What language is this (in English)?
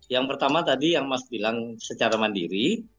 Indonesian